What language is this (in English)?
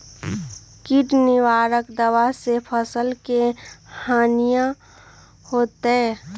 Magahi